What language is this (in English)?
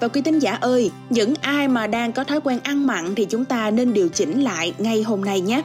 Vietnamese